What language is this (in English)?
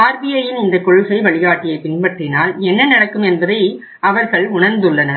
Tamil